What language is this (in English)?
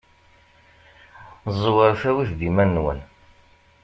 Kabyle